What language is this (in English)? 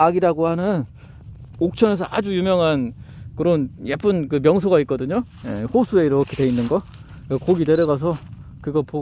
Korean